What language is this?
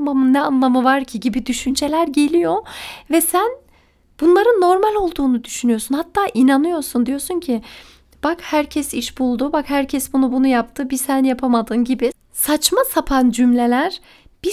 Turkish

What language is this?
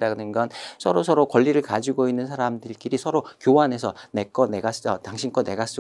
Korean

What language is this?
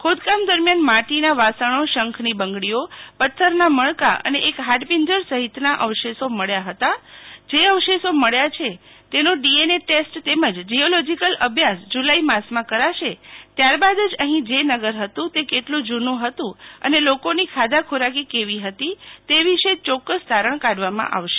Gujarati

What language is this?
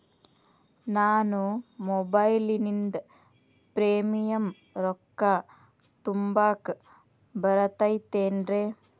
Kannada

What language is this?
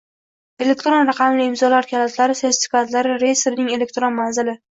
Uzbek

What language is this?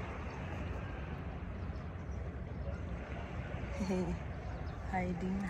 Filipino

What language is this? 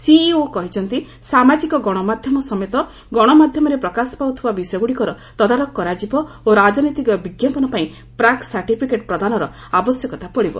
Odia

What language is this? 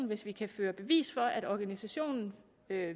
Danish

